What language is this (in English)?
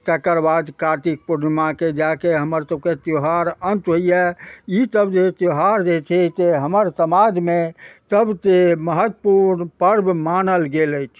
Maithili